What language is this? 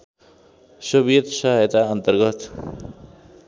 Nepali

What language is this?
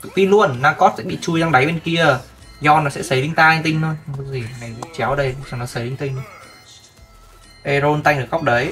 Vietnamese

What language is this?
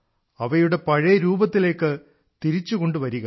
Malayalam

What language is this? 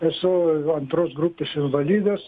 Lithuanian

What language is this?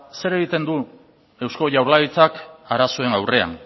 Basque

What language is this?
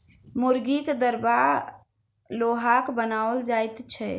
Maithili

